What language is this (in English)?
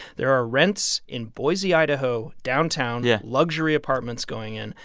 English